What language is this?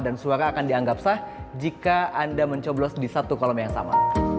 Indonesian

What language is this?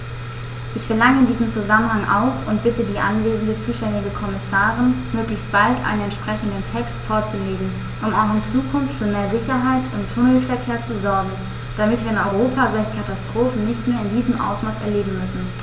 German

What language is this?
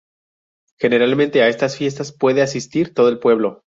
Spanish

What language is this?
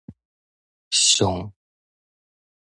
Min Nan Chinese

